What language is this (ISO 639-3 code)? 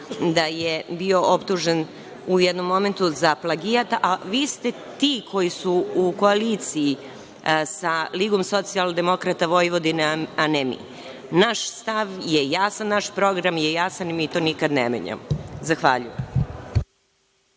srp